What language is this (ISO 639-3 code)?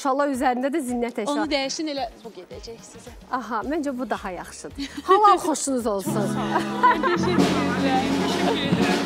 tur